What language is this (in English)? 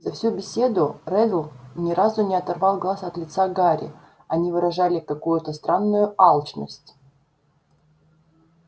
Russian